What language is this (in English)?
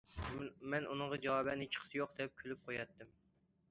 Uyghur